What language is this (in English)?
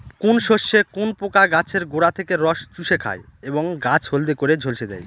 Bangla